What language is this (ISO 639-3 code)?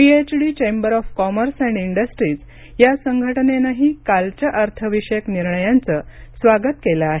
mar